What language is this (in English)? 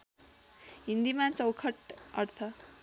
Nepali